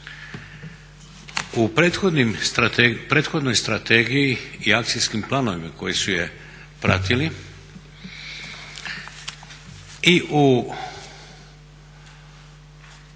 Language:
Croatian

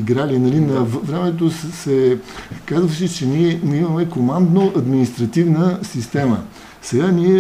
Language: Bulgarian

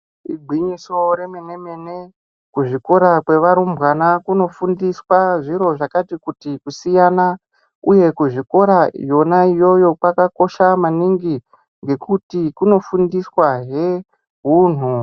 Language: Ndau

